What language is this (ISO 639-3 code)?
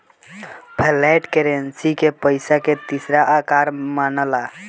bho